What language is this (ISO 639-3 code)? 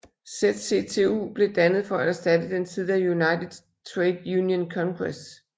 dan